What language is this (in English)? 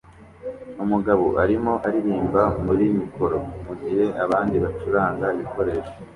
Kinyarwanda